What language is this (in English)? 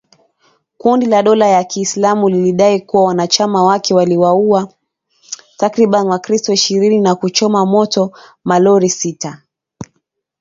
Swahili